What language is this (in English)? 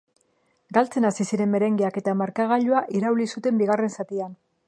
Basque